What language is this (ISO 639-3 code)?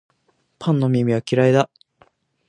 jpn